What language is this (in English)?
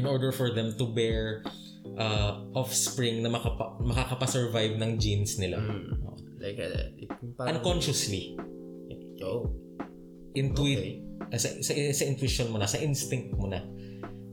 Filipino